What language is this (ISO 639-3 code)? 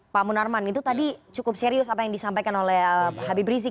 ind